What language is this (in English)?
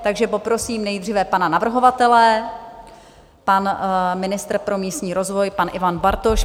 Czech